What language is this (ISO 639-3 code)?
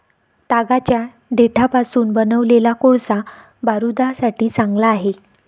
mar